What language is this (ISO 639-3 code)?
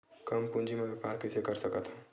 hne